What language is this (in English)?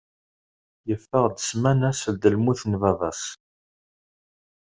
Kabyle